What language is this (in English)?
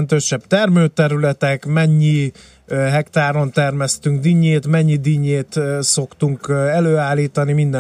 Hungarian